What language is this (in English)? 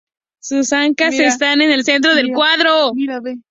Spanish